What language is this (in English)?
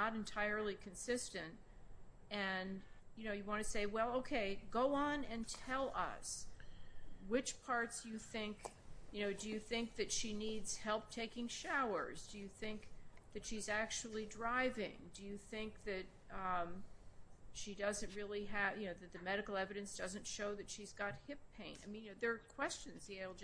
English